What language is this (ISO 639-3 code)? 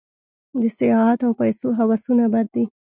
pus